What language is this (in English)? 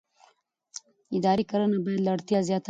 Pashto